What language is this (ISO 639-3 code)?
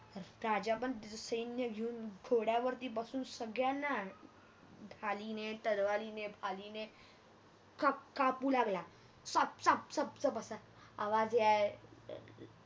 mar